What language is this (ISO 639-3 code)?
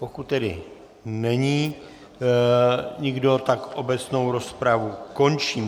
ces